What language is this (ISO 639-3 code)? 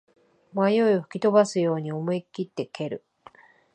jpn